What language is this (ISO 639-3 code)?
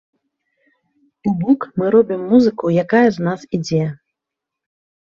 bel